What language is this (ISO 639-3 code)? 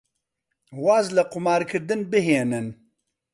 ckb